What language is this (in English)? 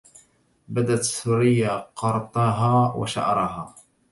Arabic